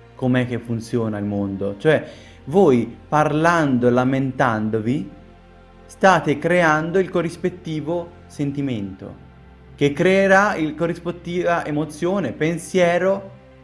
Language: Italian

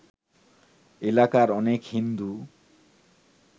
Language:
Bangla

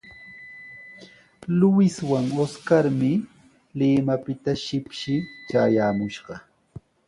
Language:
Sihuas Ancash Quechua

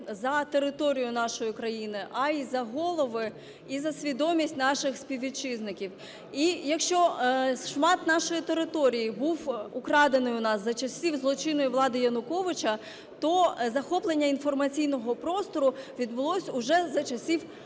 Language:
Ukrainian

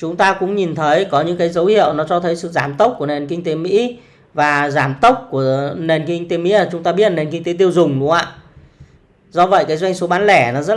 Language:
Vietnamese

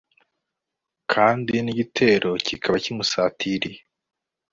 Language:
Kinyarwanda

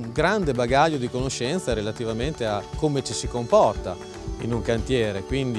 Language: Italian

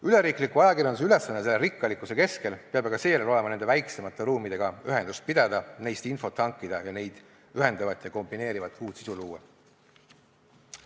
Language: Estonian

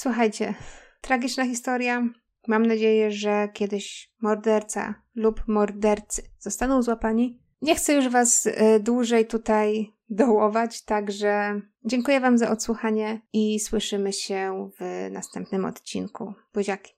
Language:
Polish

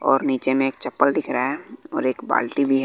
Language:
Hindi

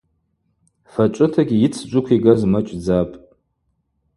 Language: Abaza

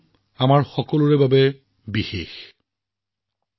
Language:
Assamese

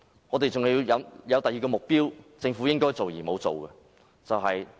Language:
Cantonese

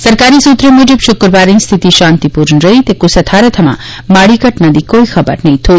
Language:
Dogri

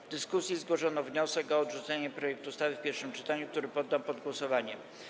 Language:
Polish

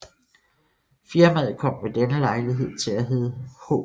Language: Danish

